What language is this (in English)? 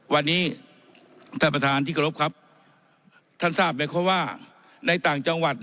Thai